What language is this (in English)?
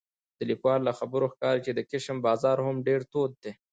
Pashto